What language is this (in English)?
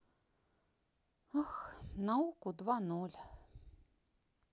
Russian